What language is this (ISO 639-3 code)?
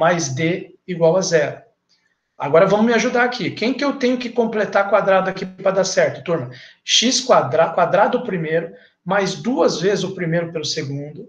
por